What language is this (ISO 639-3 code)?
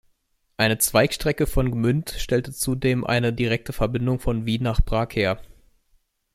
deu